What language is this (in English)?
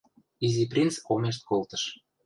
Western Mari